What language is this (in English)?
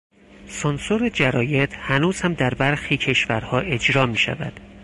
Persian